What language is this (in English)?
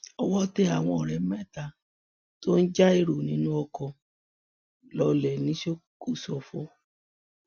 Yoruba